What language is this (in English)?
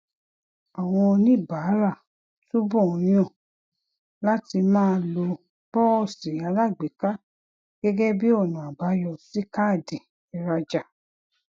Yoruba